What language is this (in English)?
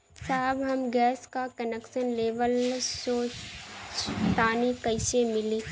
Bhojpuri